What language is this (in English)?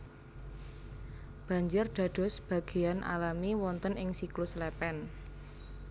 Javanese